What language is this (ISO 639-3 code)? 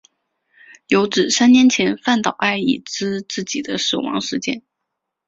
zho